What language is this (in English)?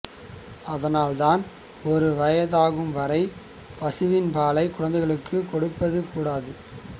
Tamil